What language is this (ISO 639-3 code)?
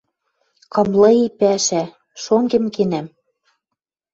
mrj